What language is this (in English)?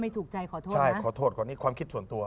Thai